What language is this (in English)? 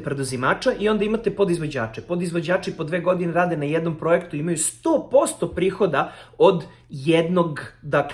Serbian